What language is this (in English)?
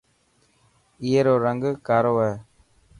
Dhatki